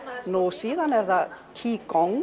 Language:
Icelandic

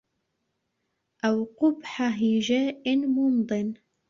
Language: Arabic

